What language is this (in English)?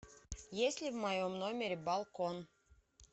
Russian